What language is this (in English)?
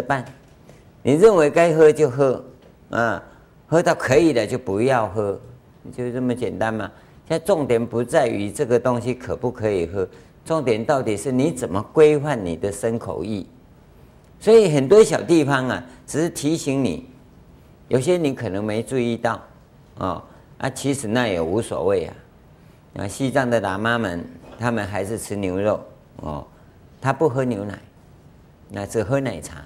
Chinese